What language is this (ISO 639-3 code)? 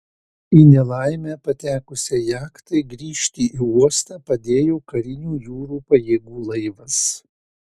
lit